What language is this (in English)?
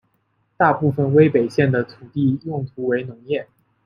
Chinese